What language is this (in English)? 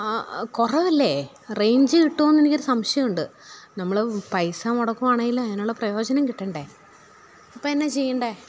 Malayalam